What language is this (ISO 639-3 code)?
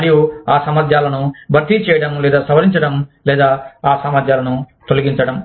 tel